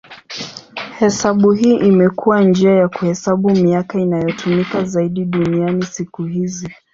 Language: Swahili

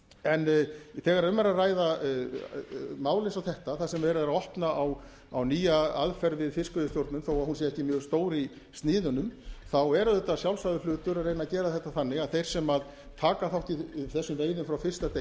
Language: Icelandic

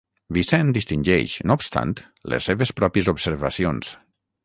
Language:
Catalan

